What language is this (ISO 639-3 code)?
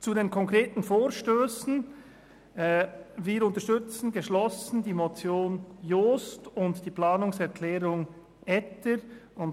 gsw